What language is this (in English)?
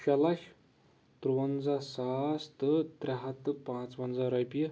Kashmiri